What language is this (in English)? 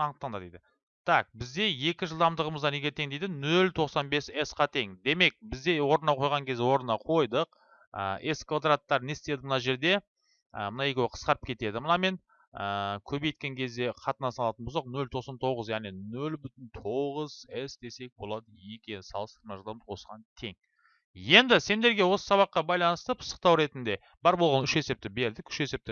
Turkish